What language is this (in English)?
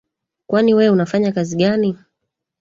Swahili